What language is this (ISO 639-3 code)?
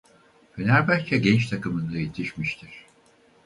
tur